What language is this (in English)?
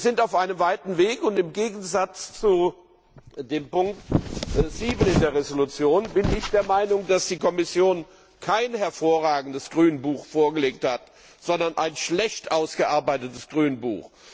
German